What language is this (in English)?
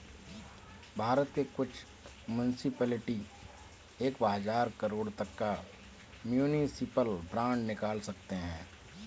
Hindi